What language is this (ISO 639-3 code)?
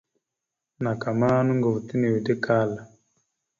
mxu